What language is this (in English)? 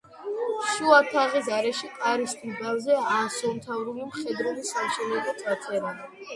Georgian